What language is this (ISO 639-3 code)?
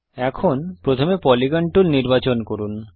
ben